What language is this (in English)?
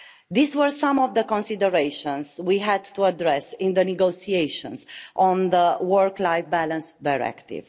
English